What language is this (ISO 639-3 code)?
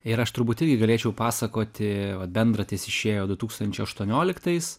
lit